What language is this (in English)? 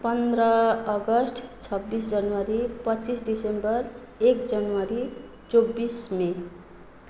Nepali